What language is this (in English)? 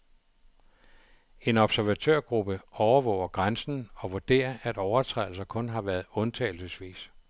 Danish